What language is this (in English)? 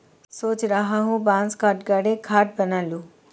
Hindi